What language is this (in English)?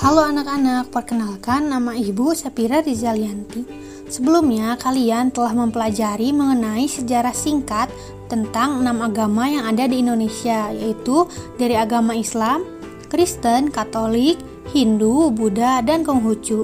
Indonesian